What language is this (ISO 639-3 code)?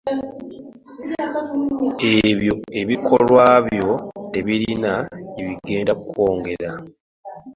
lug